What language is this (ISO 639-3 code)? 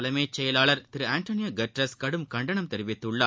tam